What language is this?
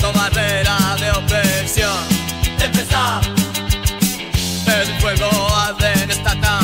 Italian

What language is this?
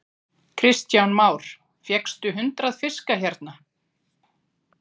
Icelandic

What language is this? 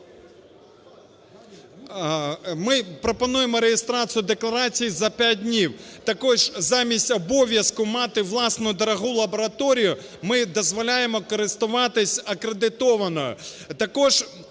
Ukrainian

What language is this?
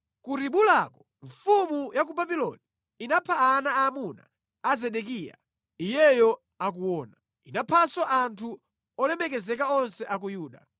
Nyanja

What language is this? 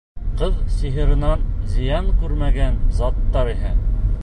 Bashkir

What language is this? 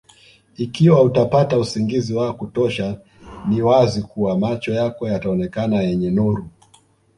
Swahili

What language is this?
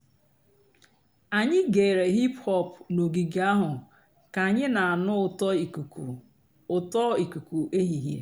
Igbo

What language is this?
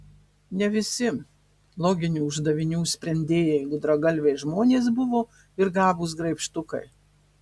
Lithuanian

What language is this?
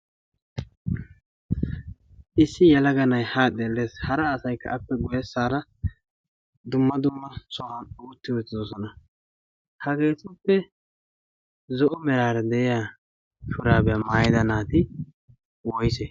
Wolaytta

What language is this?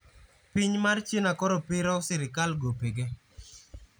Luo (Kenya and Tanzania)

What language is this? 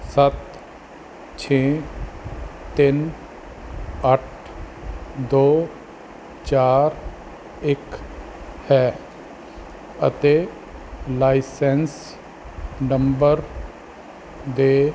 Punjabi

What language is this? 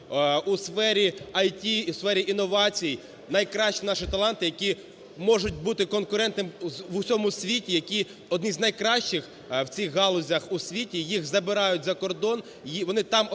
Ukrainian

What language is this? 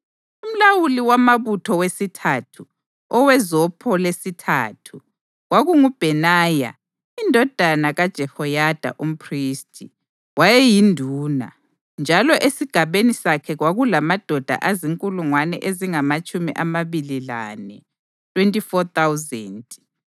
North Ndebele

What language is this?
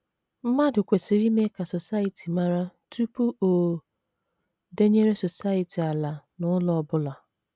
Igbo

